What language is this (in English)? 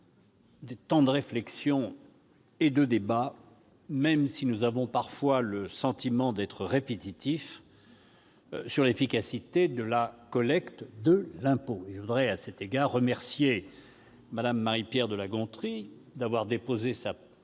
French